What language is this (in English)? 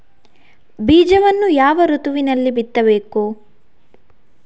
Kannada